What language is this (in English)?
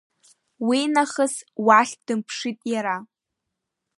Abkhazian